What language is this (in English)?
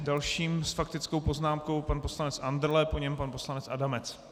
Czech